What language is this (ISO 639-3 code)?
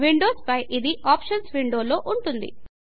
tel